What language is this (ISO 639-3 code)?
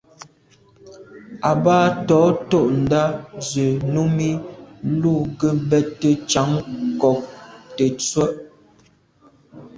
byv